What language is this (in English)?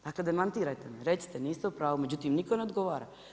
Croatian